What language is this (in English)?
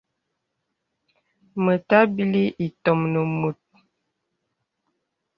Bebele